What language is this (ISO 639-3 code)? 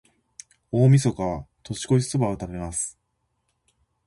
jpn